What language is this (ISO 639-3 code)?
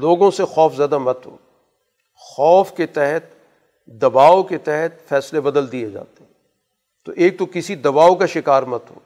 urd